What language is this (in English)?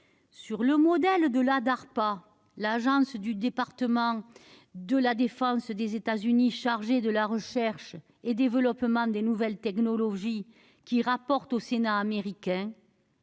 French